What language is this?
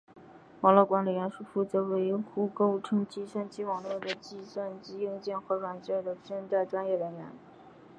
Chinese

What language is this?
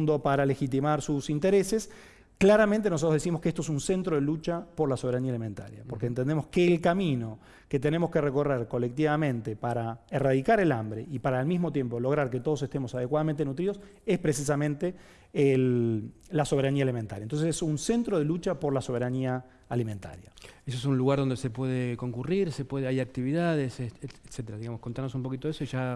Spanish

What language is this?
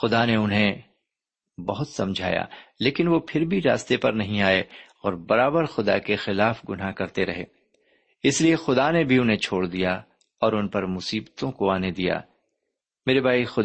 Urdu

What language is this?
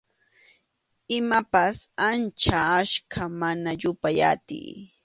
Arequipa-La Unión Quechua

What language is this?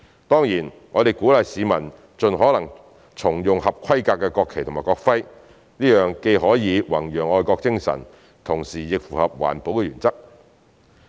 Cantonese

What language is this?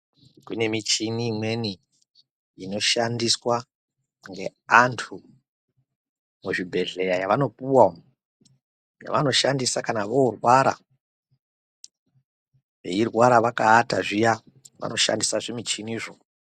Ndau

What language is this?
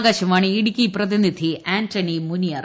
Malayalam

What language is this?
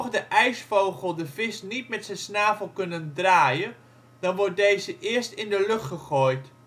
Dutch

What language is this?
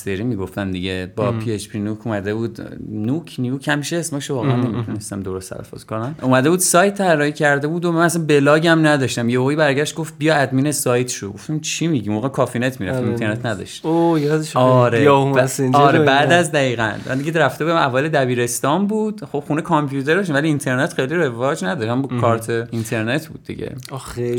Persian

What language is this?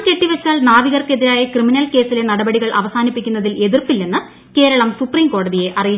Malayalam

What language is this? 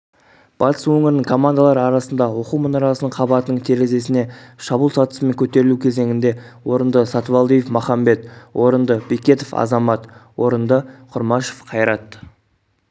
Kazakh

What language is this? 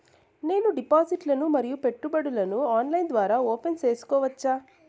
Telugu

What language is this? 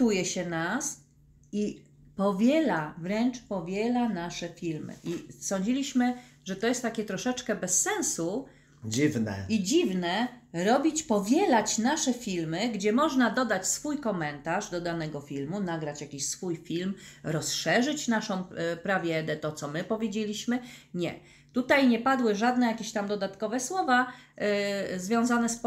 Polish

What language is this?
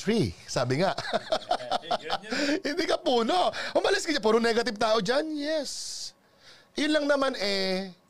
Filipino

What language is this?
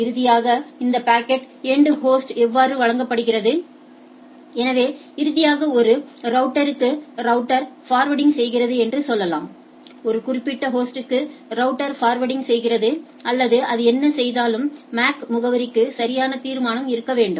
Tamil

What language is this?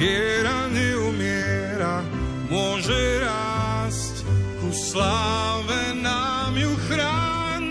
Slovak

